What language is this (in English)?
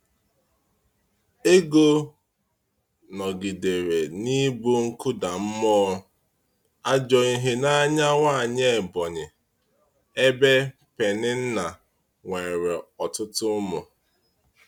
Igbo